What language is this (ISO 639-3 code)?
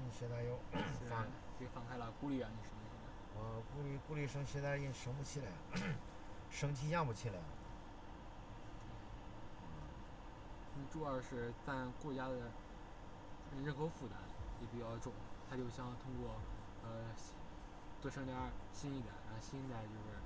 zho